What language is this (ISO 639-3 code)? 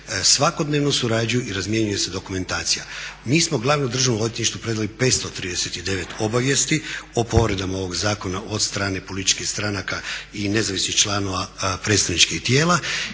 hrv